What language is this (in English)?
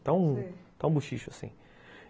Portuguese